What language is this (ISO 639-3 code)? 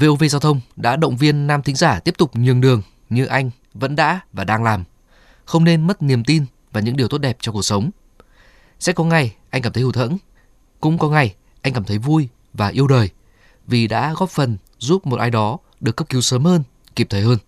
vie